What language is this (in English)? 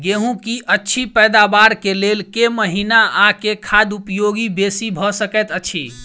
Maithili